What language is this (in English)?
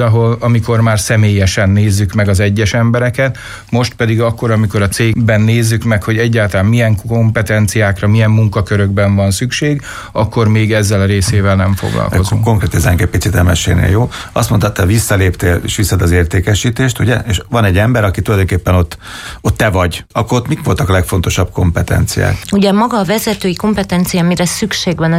Hungarian